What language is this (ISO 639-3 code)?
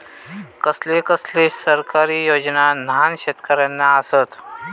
mar